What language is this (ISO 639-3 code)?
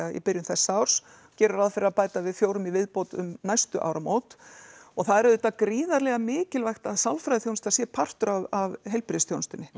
isl